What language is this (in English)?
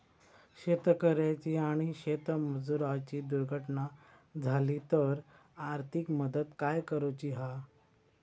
Marathi